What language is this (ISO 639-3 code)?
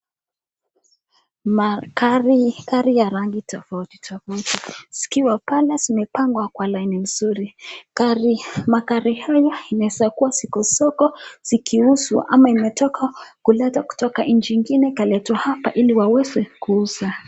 swa